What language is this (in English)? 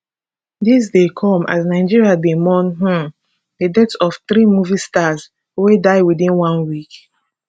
Nigerian Pidgin